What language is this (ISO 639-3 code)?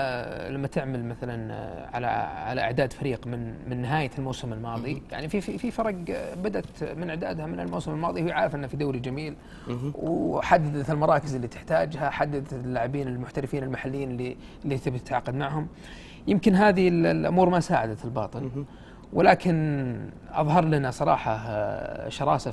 ara